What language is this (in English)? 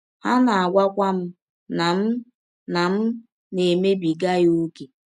Igbo